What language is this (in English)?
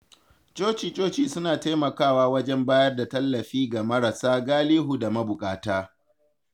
Hausa